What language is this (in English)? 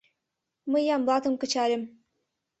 Mari